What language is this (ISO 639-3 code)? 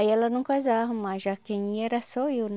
por